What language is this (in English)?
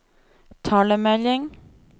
Norwegian